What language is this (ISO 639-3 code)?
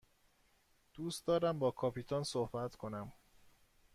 fas